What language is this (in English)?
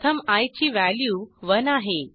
Marathi